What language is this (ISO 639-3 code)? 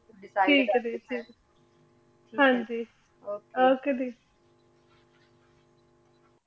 pan